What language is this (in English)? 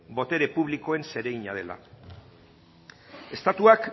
Basque